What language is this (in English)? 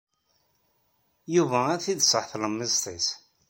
Kabyle